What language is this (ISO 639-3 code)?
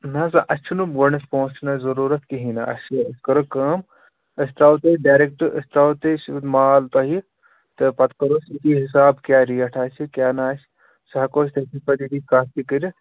kas